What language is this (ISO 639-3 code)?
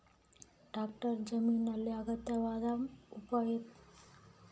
kan